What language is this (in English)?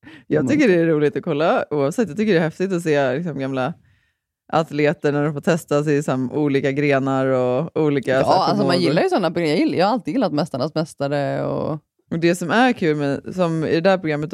Swedish